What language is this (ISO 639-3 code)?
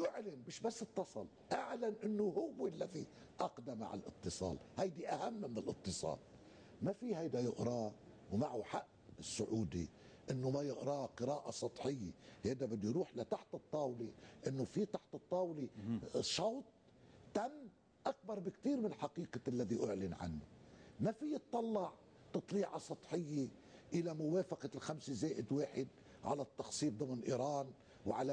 ara